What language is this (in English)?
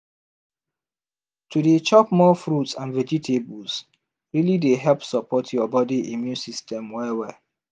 Nigerian Pidgin